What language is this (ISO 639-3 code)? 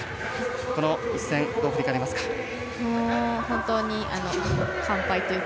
jpn